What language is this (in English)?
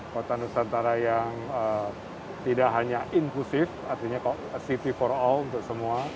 Indonesian